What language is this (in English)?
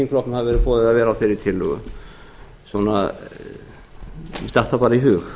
Icelandic